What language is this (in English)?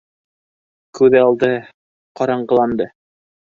Bashkir